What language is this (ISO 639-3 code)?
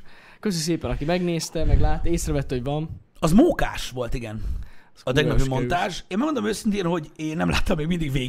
hun